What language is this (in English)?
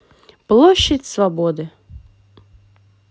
Russian